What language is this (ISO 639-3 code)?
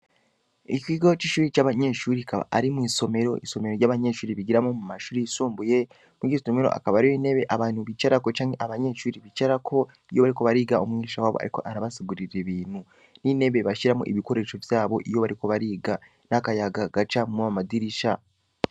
run